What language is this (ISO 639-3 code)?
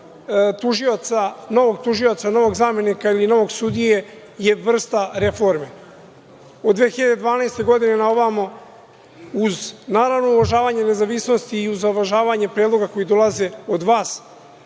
srp